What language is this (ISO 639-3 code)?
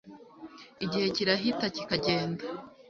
kin